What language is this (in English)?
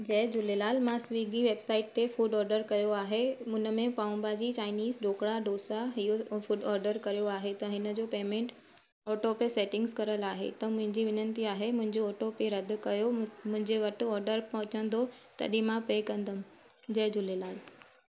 Sindhi